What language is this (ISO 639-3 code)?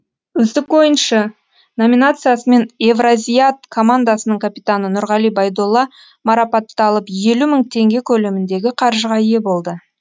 kaz